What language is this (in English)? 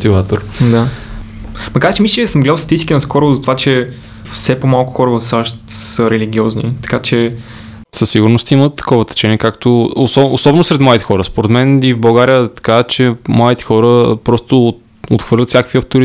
Bulgarian